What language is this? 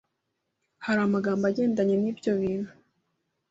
Kinyarwanda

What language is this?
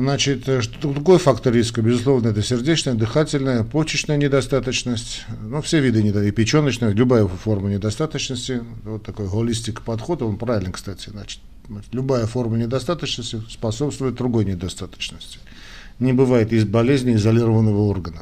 Russian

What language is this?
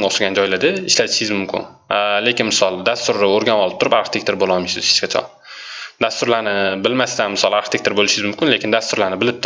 Turkish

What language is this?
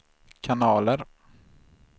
Swedish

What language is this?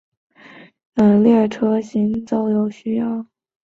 Chinese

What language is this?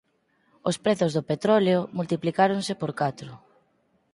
Galician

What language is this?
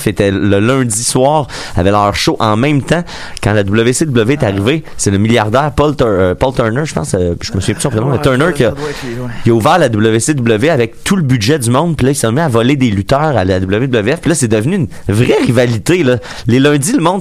French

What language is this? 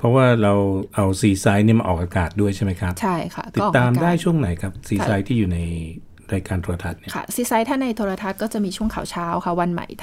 Thai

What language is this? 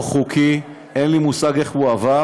Hebrew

